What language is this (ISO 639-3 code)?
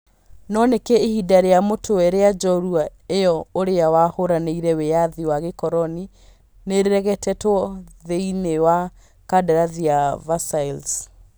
kik